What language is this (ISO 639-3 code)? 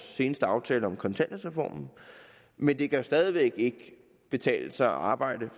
dan